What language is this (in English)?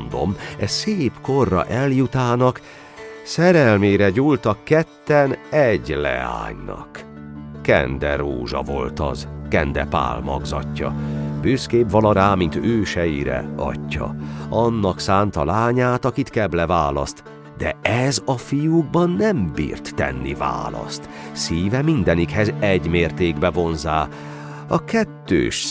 Hungarian